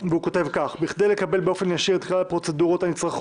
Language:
Hebrew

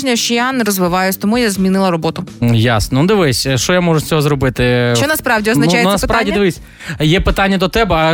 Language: Ukrainian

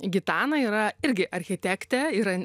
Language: Lithuanian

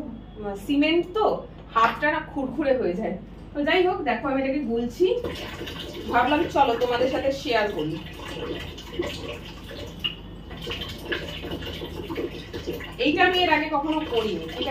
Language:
Bangla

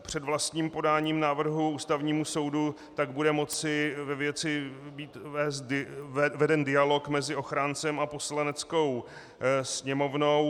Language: Czech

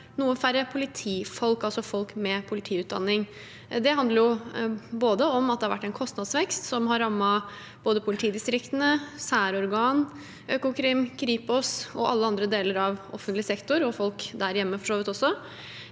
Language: Norwegian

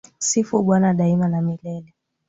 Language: Swahili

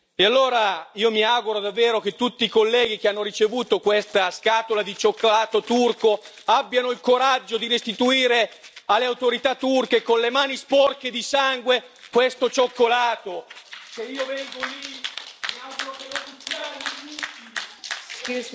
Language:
Italian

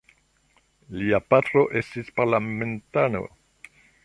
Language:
Esperanto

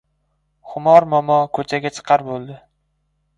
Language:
Uzbek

